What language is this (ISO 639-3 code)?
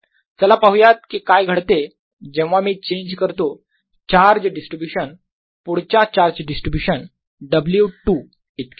mar